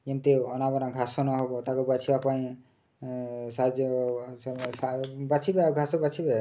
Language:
Odia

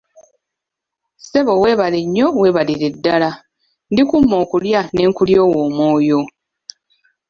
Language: Ganda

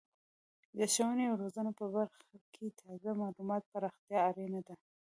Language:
Pashto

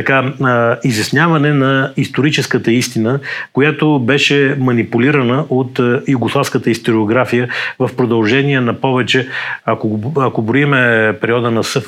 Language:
Bulgarian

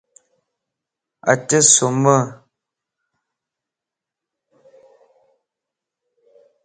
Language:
Lasi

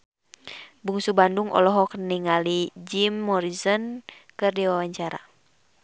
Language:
Sundanese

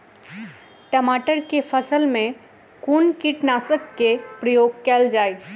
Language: Maithili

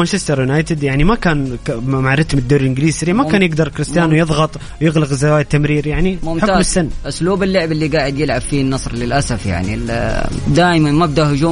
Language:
Arabic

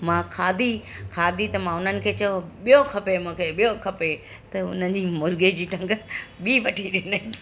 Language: Sindhi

